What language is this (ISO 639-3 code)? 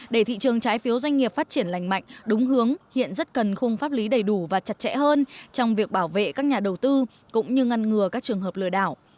vie